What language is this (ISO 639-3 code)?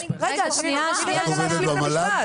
heb